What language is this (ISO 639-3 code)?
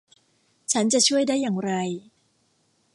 tha